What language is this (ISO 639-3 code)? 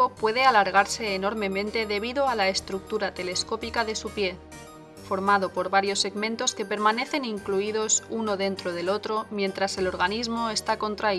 spa